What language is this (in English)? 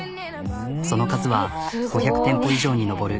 Japanese